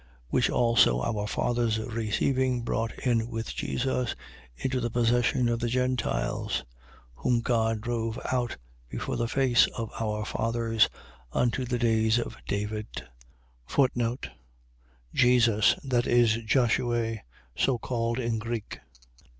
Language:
English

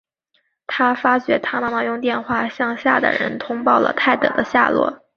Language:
Chinese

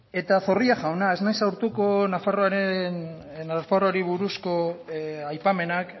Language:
Basque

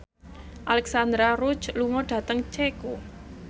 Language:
Javanese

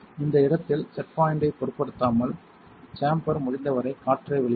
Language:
Tamil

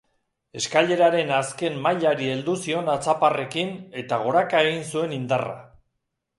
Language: Basque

